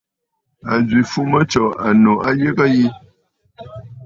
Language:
Bafut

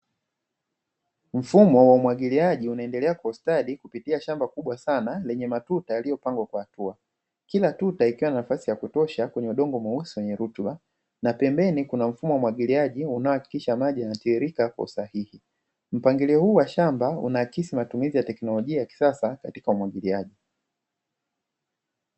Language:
Swahili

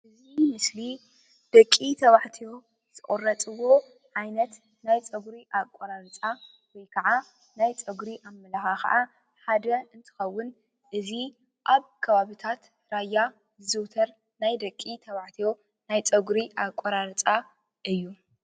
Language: Tigrinya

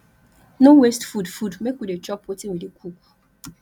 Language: Nigerian Pidgin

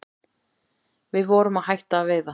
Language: Icelandic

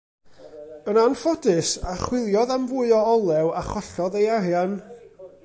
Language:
Welsh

